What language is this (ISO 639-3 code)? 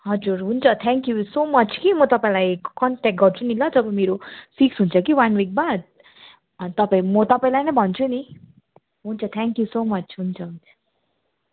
nep